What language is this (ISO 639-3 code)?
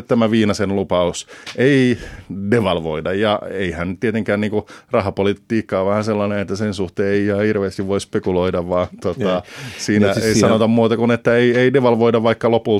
fin